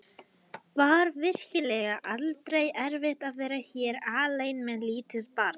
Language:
Icelandic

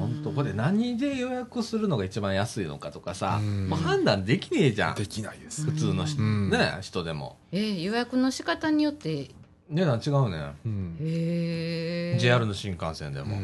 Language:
Japanese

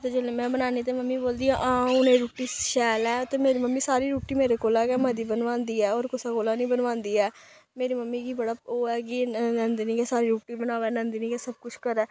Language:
Dogri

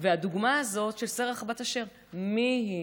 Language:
Hebrew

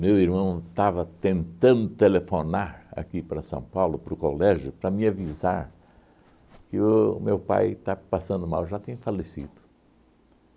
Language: Portuguese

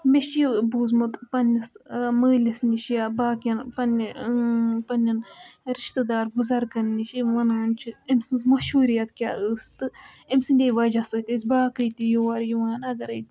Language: Kashmiri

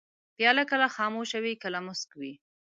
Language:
Pashto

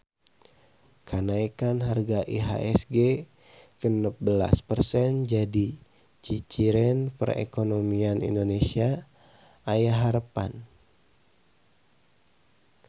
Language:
Sundanese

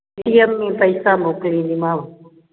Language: Sindhi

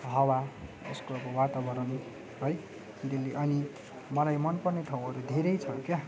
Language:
Nepali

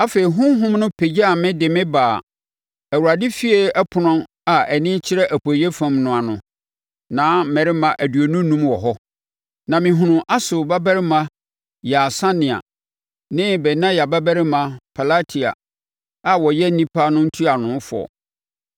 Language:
Akan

